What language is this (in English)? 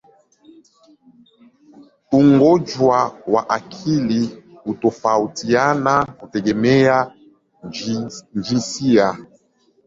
Swahili